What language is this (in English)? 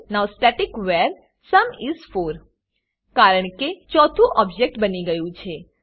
Gujarati